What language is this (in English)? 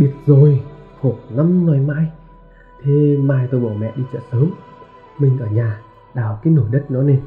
Vietnamese